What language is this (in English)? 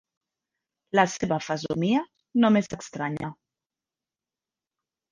Catalan